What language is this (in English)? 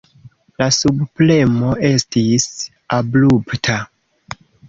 Esperanto